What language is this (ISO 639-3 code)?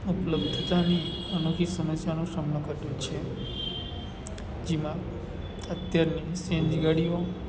guj